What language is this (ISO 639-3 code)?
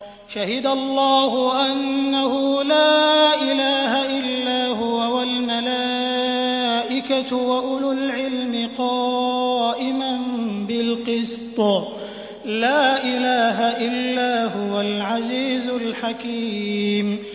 ara